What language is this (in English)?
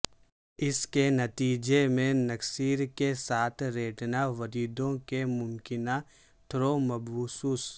Urdu